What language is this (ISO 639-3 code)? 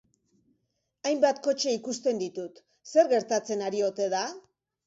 eus